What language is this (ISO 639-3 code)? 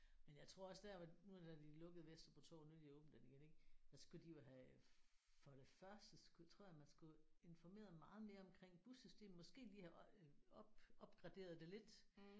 dan